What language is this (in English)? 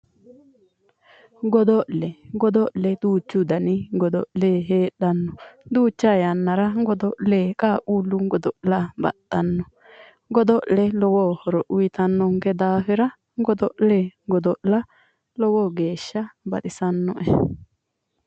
Sidamo